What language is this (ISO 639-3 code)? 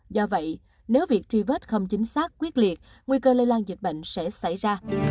vie